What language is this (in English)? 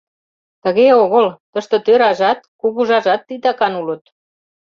Mari